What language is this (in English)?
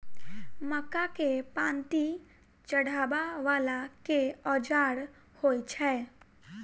Maithili